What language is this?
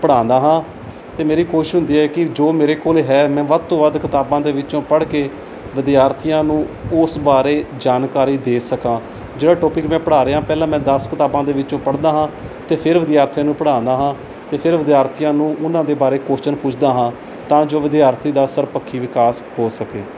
Punjabi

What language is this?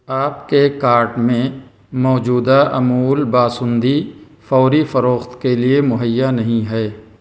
Urdu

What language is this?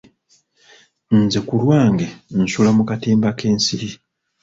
Ganda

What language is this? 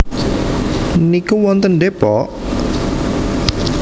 Javanese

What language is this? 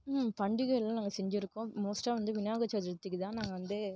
Tamil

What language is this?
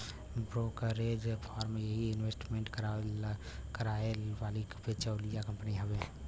Bhojpuri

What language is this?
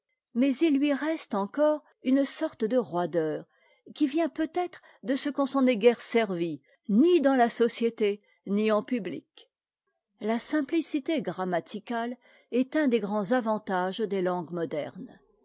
French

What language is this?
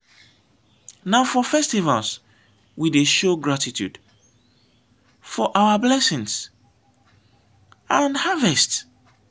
Nigerian Pidgin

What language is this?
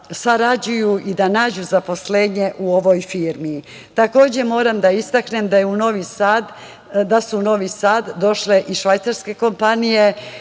Serbian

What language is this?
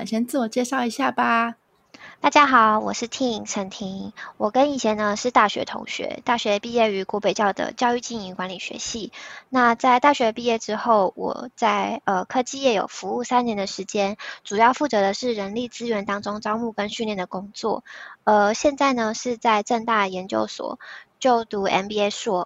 Chinese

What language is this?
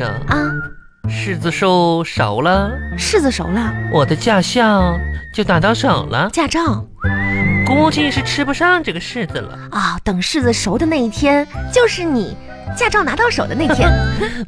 Chinese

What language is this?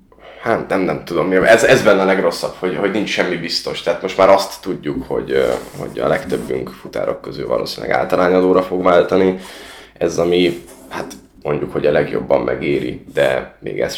Hungarian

